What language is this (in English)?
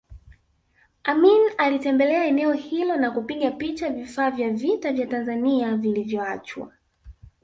Swahili